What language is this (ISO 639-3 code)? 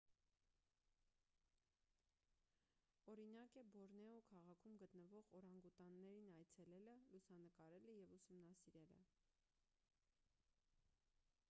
hye